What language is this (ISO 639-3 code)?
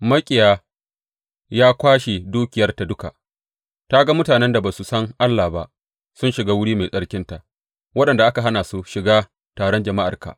hau